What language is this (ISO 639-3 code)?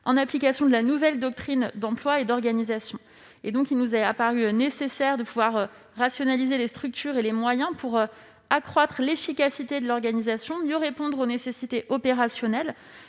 fra